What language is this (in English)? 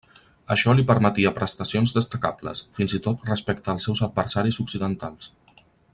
Catalan